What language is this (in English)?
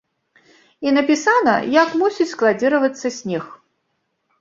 Belarusian